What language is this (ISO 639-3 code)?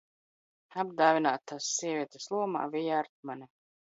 lav